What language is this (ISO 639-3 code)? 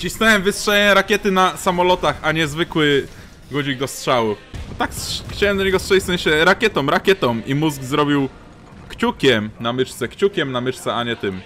pol